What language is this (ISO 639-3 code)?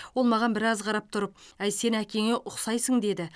kaz